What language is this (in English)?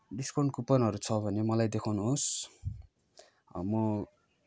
Nepali